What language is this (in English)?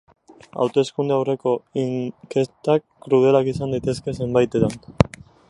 Basque